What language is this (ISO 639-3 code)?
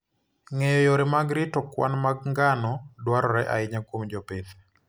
luo